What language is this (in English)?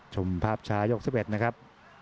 Thai